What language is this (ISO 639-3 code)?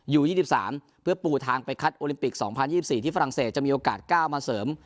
tha